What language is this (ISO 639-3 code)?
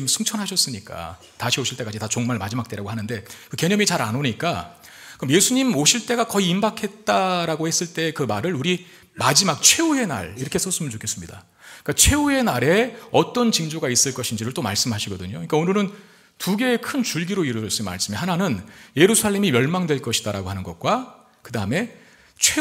kor